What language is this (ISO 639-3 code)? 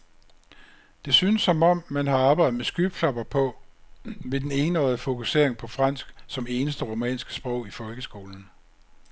dan